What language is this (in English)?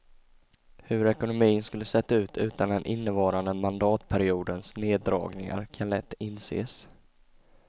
Swedish